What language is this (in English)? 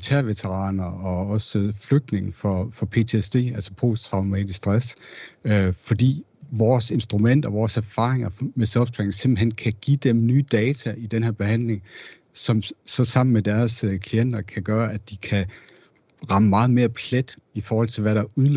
Danish